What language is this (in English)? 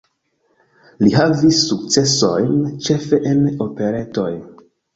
Esperanto